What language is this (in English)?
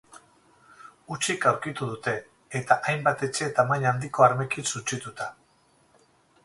Basque